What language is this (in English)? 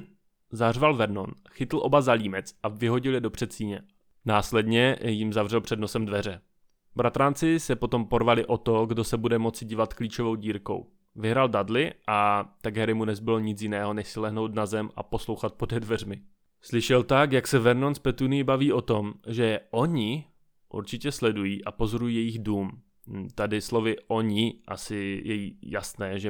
Czech